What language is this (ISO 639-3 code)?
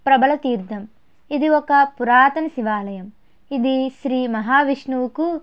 tel